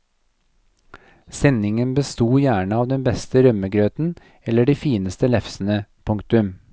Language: Norwegian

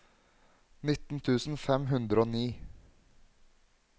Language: Norwegian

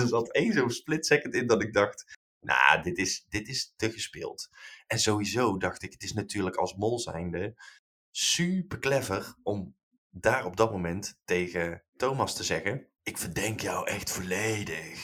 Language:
Dutch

